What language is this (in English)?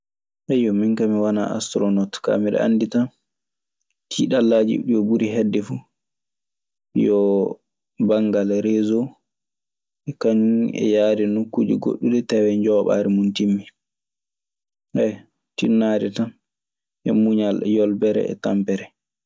Maasina Fulfulde